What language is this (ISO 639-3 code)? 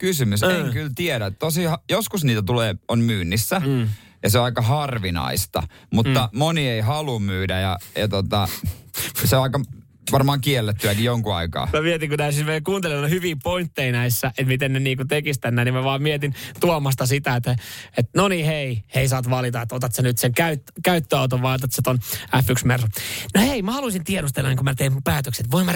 fin